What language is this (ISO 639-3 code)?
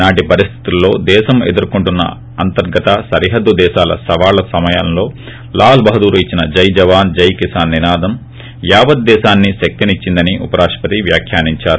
tel